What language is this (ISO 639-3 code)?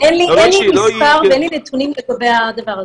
heb